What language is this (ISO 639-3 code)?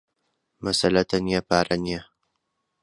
ckb